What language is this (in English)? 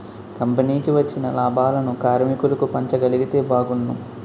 Telugu